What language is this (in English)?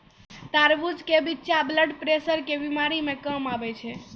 Maithili